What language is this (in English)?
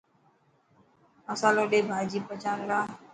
Dhatki